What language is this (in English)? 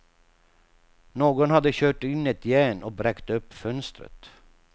Swedish